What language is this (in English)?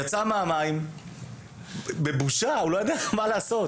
Hebrew